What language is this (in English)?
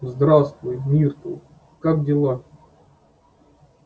Russian